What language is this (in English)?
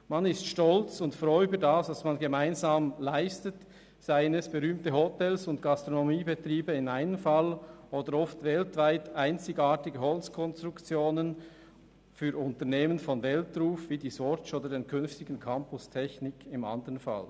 Swiss German